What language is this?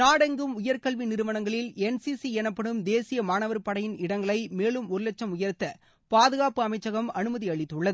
Tamil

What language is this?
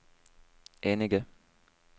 Norwegian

